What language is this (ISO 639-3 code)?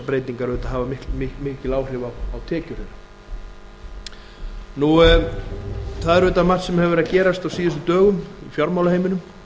isl